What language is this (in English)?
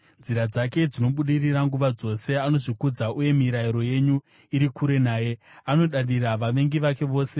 Shona